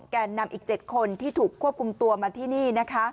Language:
Thai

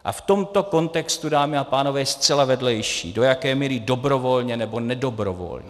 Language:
Czech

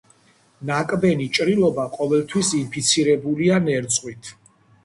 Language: Georgian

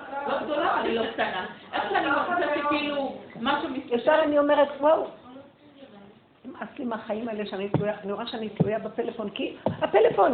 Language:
Hebrew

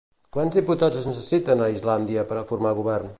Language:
Catalan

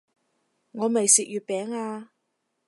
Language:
Cantonese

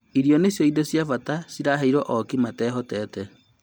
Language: Kikuyu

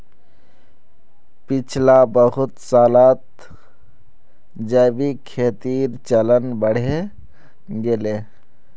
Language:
Magahi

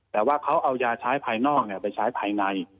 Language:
Thai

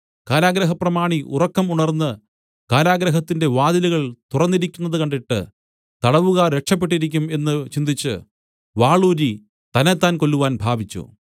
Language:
Malayalam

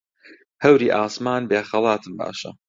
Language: Central Kurdish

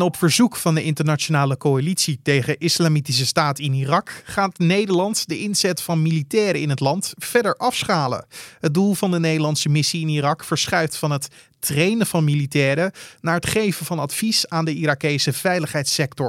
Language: Dutch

